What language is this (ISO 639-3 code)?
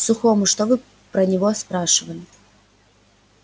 rus